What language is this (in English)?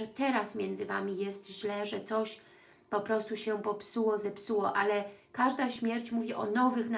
Polish